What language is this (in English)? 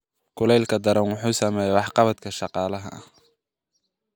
Somali